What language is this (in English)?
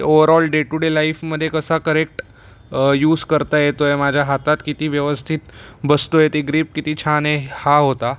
Marathi